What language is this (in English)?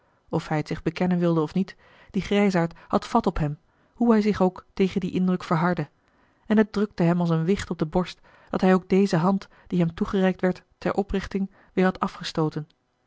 Dutch